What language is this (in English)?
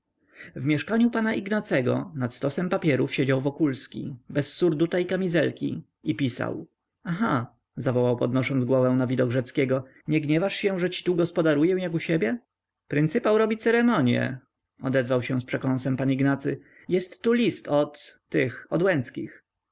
Polish